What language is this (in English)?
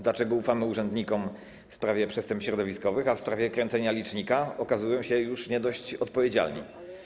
Polish